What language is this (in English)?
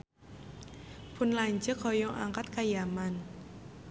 Sundanese